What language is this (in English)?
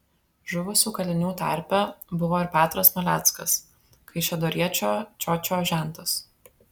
Lithuanian